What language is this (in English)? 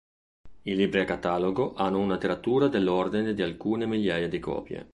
Italian